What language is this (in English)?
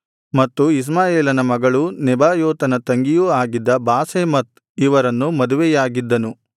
Kannada